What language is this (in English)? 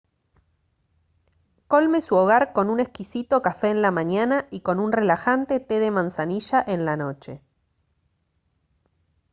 Spanish